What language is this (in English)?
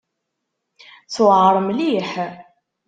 Kabyle